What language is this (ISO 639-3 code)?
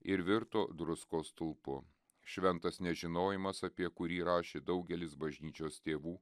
lit